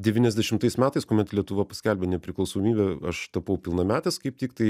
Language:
Lithuanian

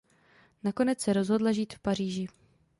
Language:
Czech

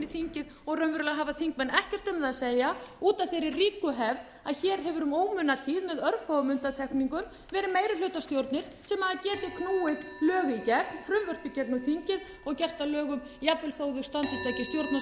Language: Icelandic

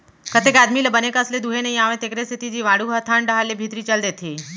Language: Chhattisgarhi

